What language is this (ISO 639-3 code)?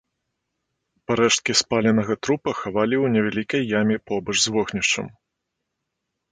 bel